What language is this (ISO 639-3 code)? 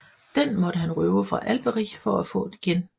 dan